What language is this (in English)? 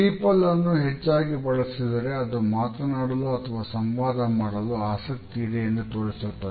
Kannada